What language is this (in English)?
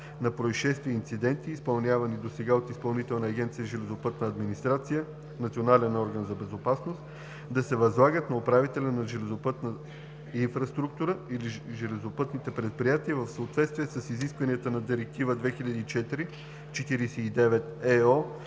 Bulgarian